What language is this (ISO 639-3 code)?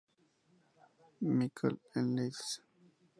spa